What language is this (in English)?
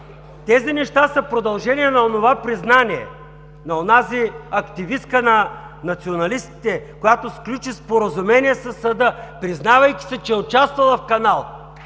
Bulgarian